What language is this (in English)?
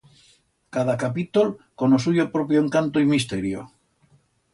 Aragonese